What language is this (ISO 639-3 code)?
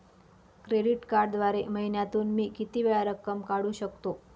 mar